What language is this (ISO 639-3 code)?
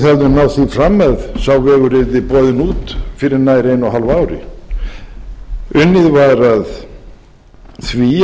isl